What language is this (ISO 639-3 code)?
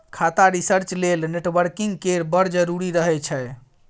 mai